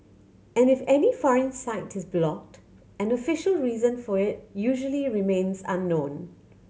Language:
English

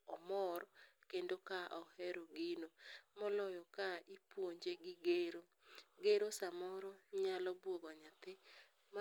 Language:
Luo (Kenya and Tanzania)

